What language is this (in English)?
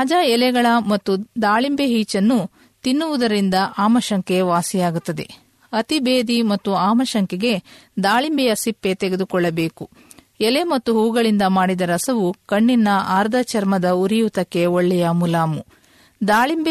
Kannada